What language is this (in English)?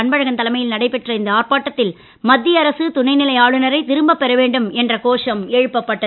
Tamil